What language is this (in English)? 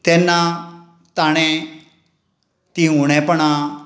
Konkani